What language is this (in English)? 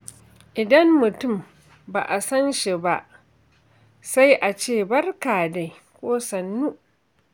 Hausa